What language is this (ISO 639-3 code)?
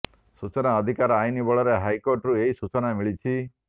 ori